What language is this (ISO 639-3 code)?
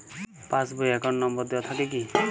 ben